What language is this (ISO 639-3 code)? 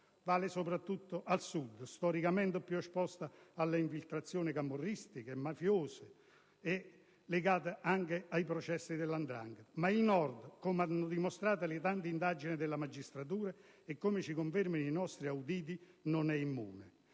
ita